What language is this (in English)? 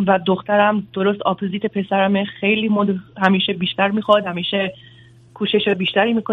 Persian